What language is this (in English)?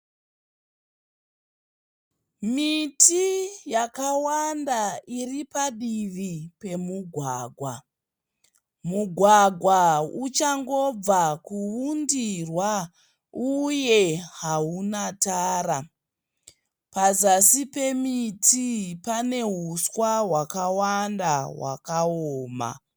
Shona